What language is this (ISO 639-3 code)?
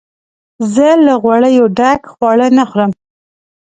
pus